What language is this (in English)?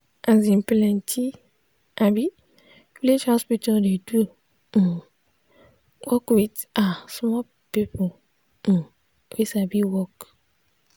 Nigerian Pidgin